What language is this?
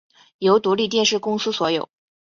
Chinese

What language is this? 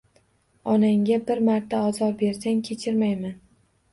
Uzbek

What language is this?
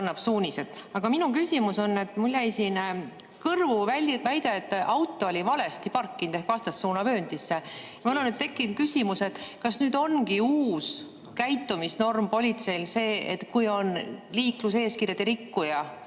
Estonian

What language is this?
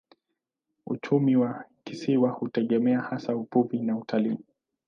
Swahili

